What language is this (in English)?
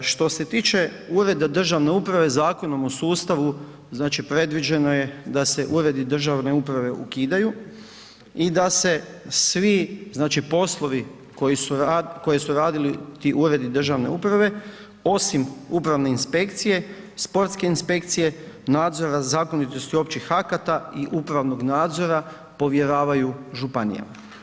Croatian